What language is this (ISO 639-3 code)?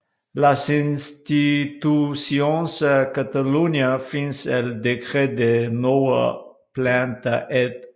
dan